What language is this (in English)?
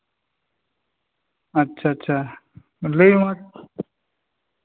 Santali